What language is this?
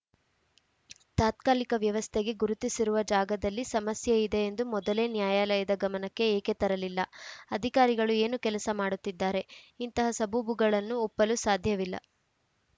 Kannada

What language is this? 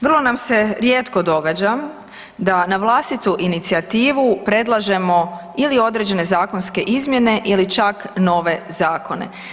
Croatian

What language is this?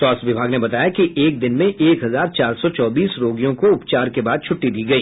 Hindi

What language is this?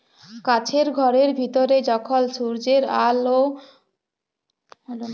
Bangla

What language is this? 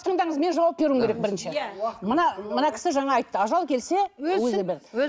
Kazakh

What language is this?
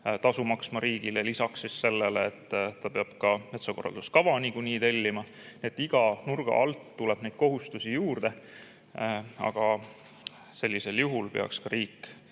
Estonian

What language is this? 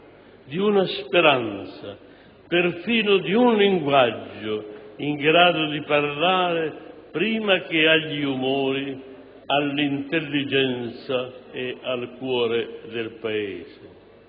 Italian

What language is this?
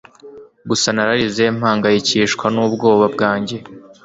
Kinyarwanda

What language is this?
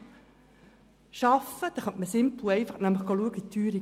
Swiss German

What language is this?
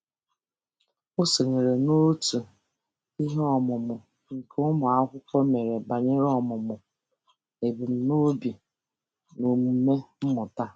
Igbo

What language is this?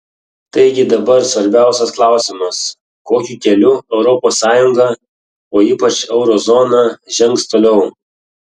Lithuanian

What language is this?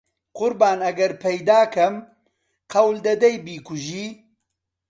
Central Kurdish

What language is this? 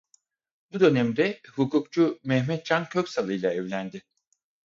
Turkish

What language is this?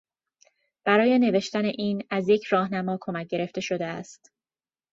Persian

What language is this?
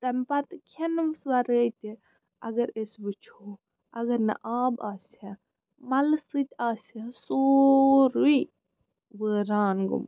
Kashmiri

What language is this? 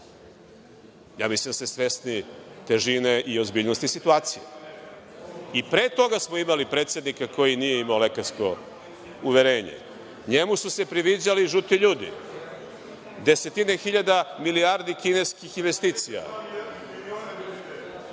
Serbian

